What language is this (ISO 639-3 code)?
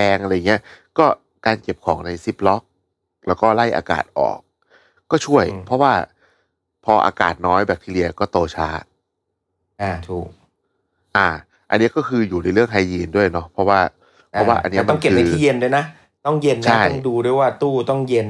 tha